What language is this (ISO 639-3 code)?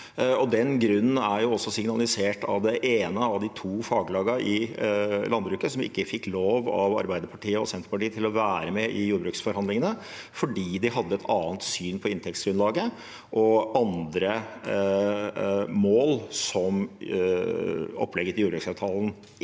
nor